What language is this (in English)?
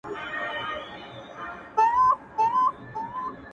Pashto